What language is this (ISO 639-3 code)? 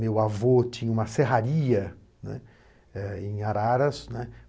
por